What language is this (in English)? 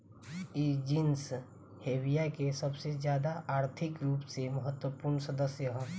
Bhojpuri